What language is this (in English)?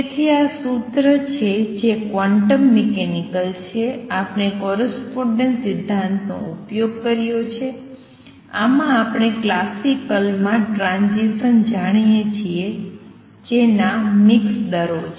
Gujarati